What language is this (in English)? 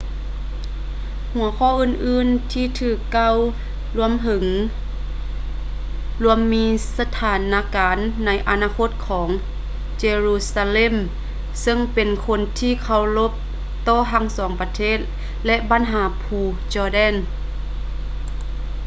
Lao